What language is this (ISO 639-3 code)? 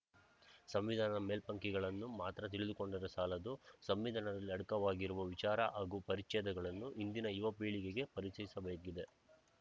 kan